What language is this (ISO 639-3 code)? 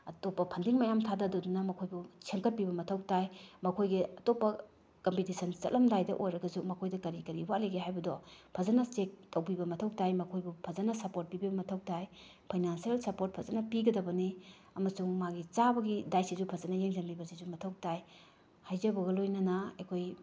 mni